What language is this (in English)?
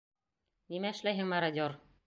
Bashkir